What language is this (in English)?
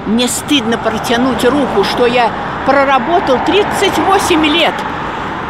Russian